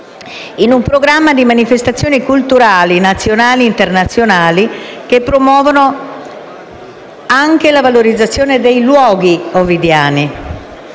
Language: Italian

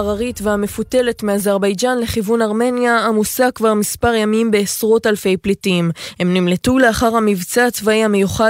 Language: Hebrew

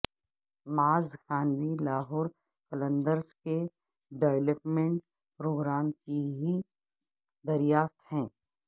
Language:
Urdu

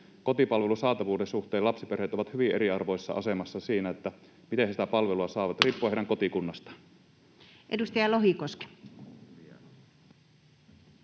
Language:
Finnish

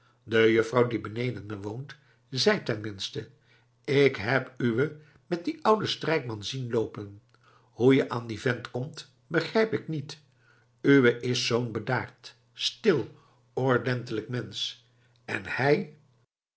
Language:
Dutch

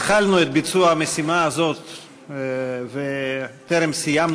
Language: Hebrew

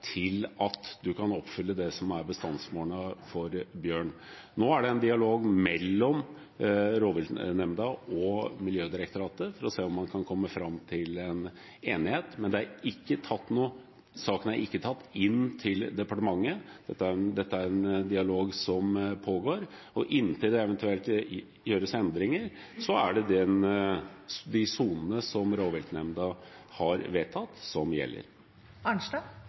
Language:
Norwegian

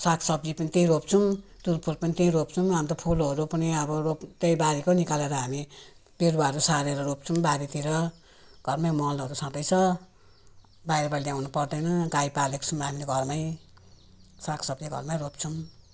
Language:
Nepali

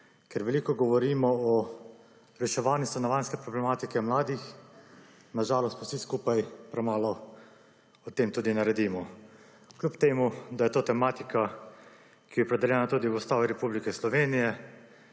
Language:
Slovenian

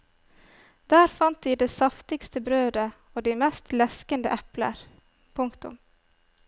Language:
Norwegian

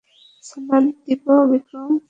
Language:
Bangla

